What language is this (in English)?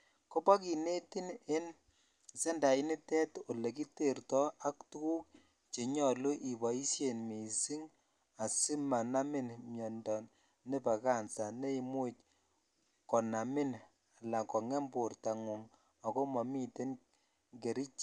Kalenjin